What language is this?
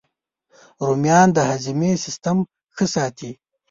Pashto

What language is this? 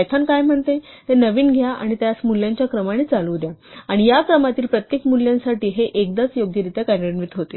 Marathi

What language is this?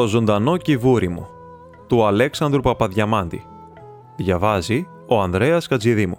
Greek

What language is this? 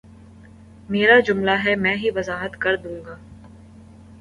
Urdu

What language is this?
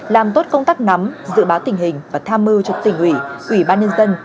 Vietnamese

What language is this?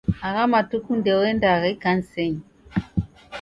Taita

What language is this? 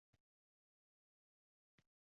Uzbek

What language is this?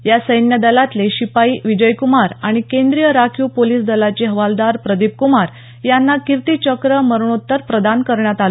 Marathi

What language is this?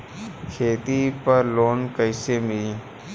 Bhojpuri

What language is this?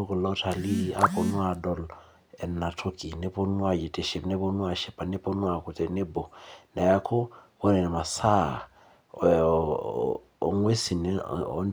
Masai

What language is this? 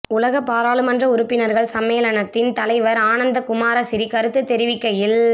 Tamil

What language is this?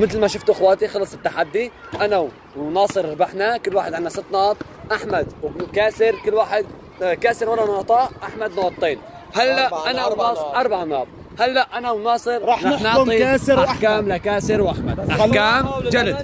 Arabic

